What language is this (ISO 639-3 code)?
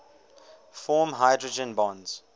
eng